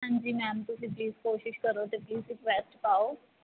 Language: Punjabi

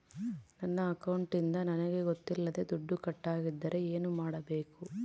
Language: Kannada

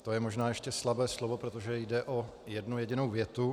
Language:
Czech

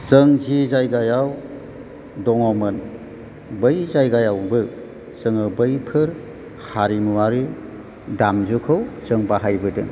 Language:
Bodo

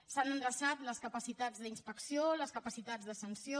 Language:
Catalan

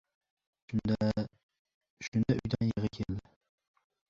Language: Uzbek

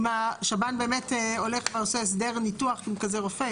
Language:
Hebrew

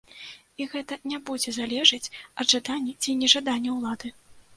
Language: Belarusian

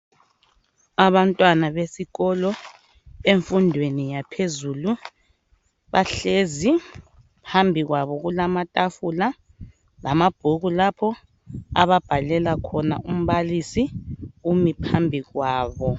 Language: North Ndebele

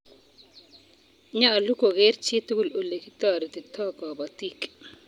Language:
Kalenjin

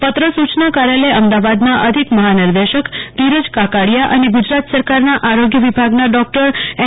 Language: Gujarati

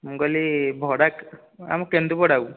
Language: Odia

